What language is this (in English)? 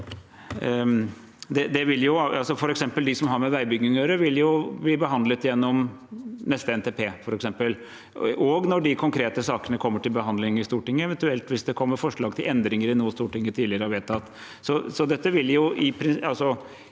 Norwegian